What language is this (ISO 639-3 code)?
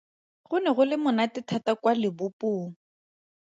tsn